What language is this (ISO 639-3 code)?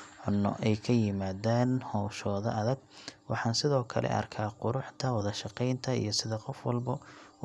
som